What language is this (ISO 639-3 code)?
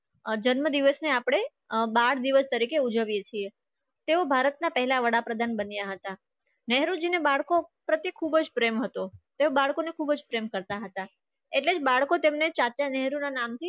guj